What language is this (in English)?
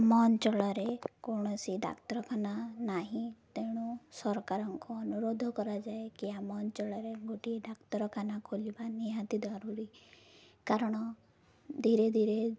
Odia